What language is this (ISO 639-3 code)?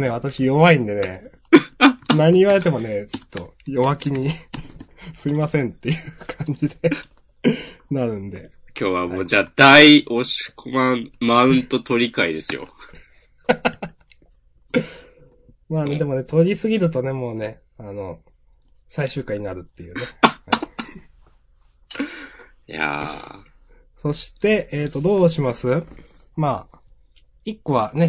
jpn